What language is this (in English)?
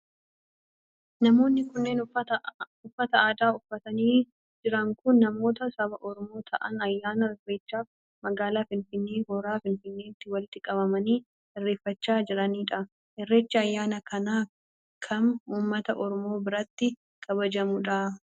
Oromo